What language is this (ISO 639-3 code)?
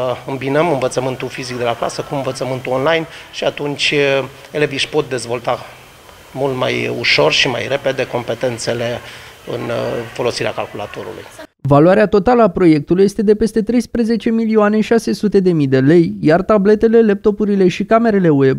ron